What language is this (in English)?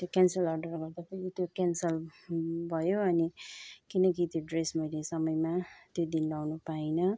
Nepali